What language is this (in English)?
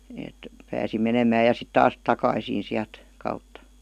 Finnish